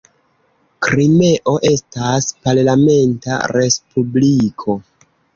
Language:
Esperanto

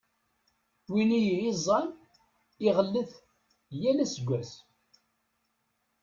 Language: Kabyle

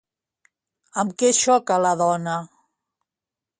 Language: Catalan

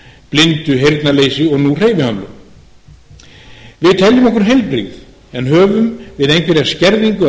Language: Icelandic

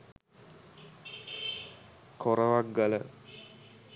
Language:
Sinhala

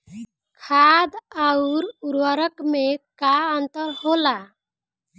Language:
Bhojpuri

